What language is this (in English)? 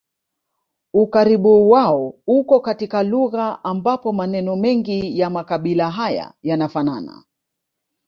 Swahili